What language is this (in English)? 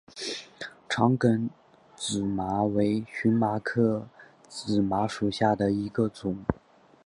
Chinese